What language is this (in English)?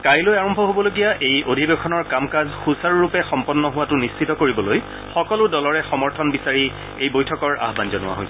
Assamese